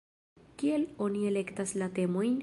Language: Esperanto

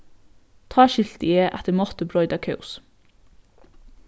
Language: Faroese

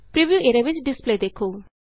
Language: Punjabi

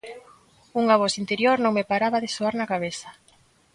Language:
Galician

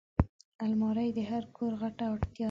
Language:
Pashto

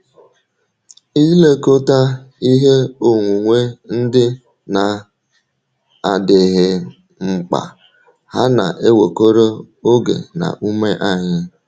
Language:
Igbo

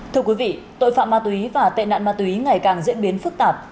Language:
Vietnamese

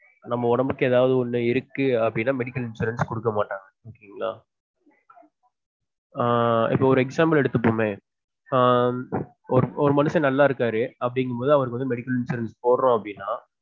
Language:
Tamil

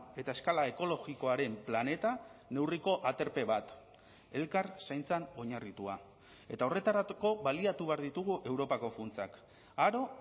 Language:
Basque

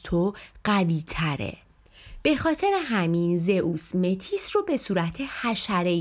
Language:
Persian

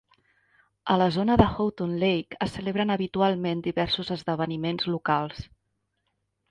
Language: Catalan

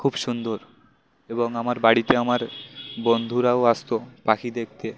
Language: Bangla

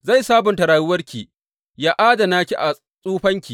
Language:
Hausa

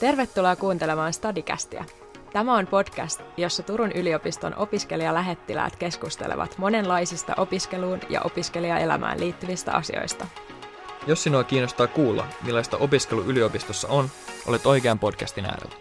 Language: Finnish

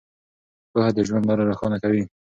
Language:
Pashto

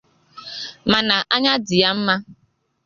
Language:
Igbo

